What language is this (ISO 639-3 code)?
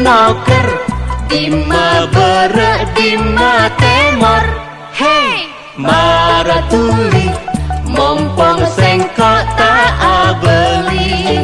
ind